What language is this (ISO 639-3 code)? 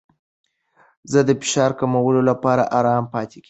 pus